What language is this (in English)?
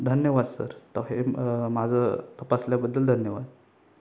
Marathi